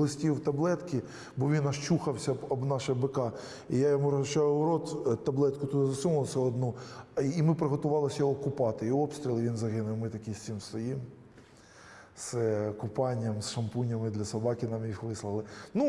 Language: Ukrainian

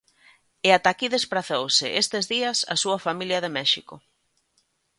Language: Galician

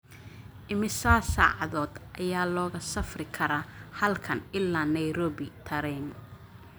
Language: Somali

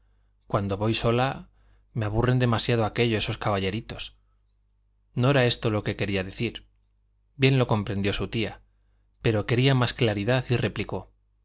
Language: Spanish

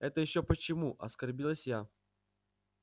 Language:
Russian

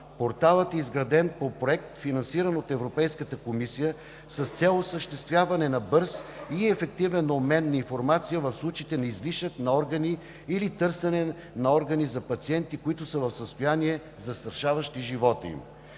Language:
Bulgarian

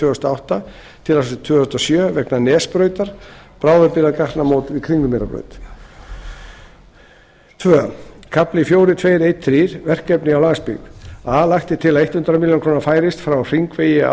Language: Icelandic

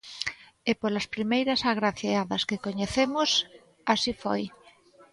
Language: Galician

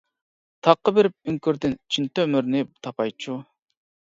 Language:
Uyghur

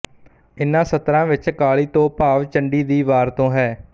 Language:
Punjabi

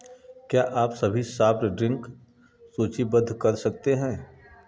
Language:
Hindi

